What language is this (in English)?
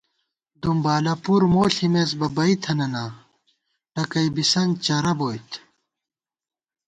Gawar-Bati